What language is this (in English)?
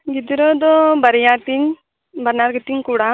Santali